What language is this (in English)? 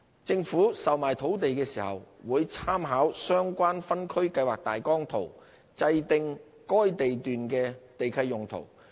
Cantonese